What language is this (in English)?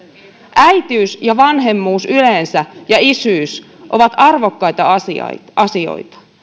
Finnish